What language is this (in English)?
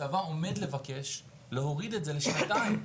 Hebrew